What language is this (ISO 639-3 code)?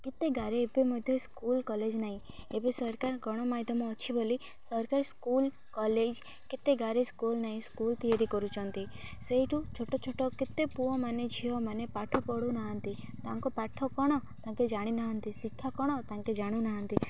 ori